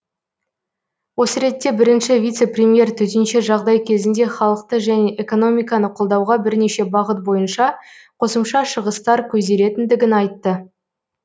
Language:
Kazakh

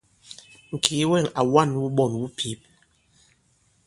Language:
Bankon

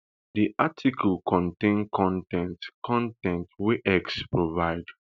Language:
Nigerian Pidgin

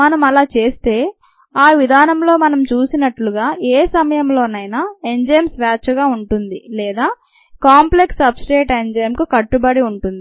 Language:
Telugu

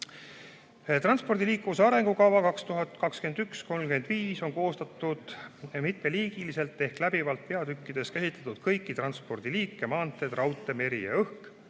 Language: Estonian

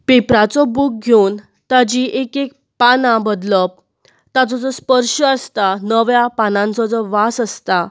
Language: Konkani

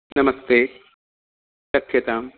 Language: Sanskrit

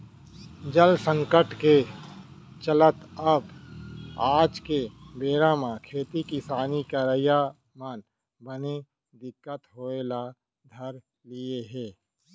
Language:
Chhattisgarhi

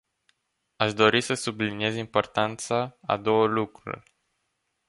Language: Romanian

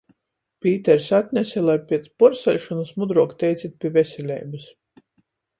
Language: Latgalian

